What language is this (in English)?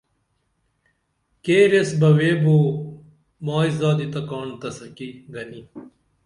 Dameli